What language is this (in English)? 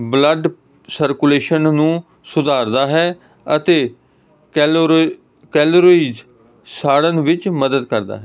Punjabi